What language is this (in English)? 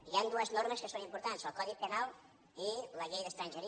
Catalan